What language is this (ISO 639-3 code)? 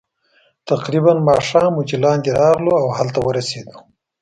pus